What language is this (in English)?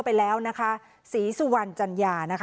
Thai